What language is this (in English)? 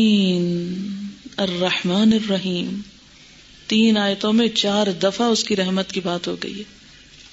Urdu